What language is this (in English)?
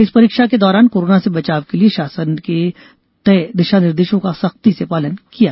Hindi